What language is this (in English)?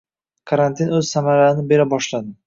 Uzbek